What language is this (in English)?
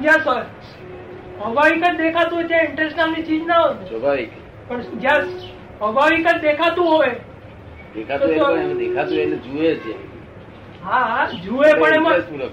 Gujarati